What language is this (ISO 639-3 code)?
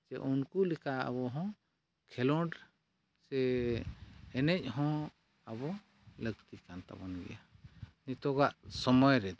sat